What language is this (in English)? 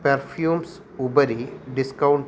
Sanskrit